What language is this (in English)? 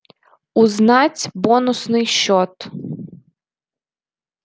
Russian